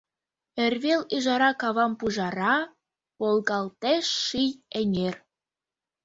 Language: Mari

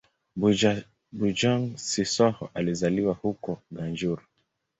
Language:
Swahili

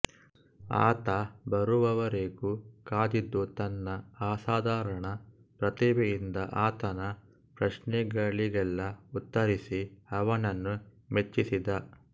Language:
Kannada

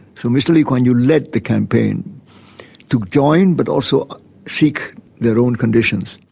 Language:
English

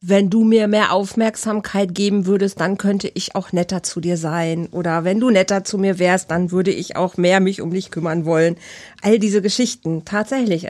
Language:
German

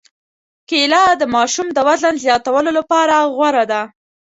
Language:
Pashto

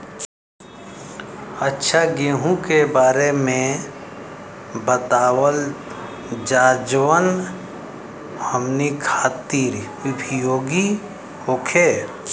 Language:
Bhojpuri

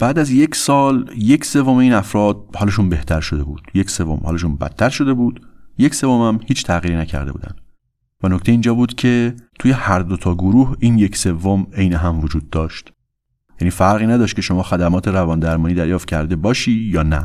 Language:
Persian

